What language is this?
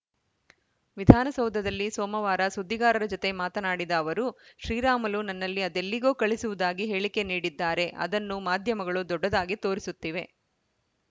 Kannada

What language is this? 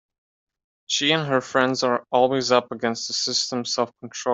English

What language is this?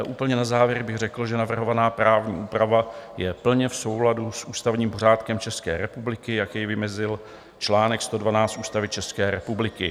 Czech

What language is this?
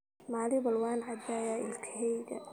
Somali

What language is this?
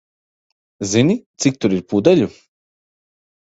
Latvian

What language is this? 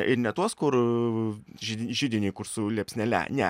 Lithuanian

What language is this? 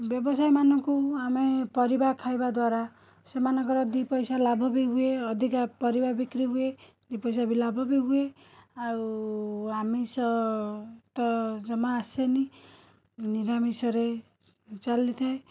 Odia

